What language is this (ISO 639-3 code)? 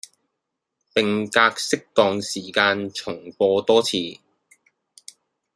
yue